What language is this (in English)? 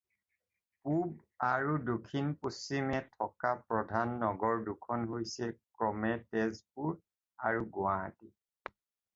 Assamese